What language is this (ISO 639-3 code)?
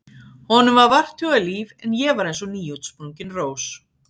isl